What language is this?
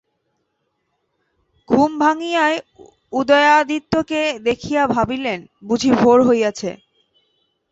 Bangla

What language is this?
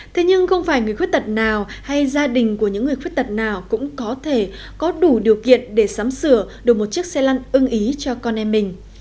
Vietnamese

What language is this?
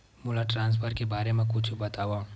Chhattisgarhi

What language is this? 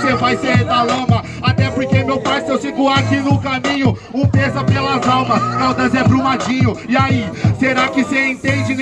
Portuguese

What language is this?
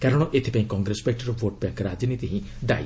Odia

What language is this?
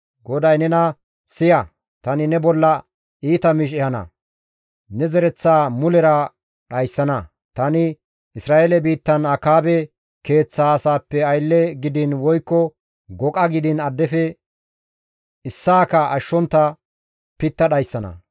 Gamo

